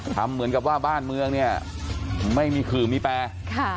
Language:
Thai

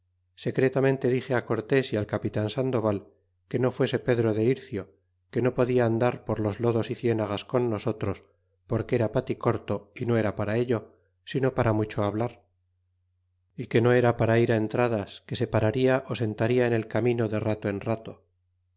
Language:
Spanish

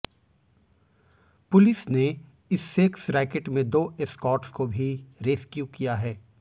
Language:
Hindi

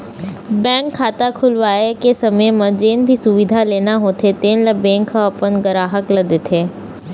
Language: Chhattisgarhi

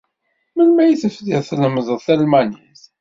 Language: Kabyle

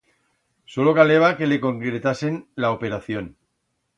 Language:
Aragonese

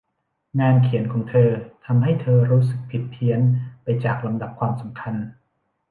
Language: Thai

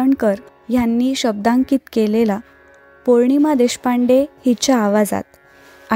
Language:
Marathi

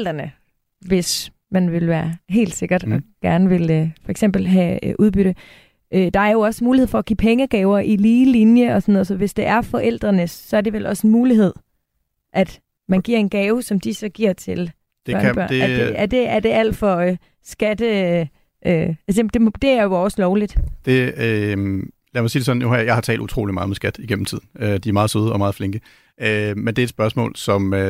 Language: Danish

